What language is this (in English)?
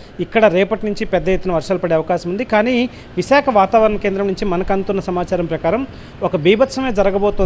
Hindi